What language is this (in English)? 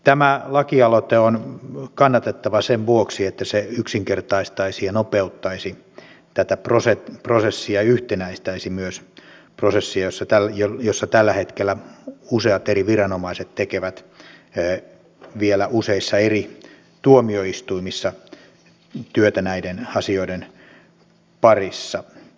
Finnish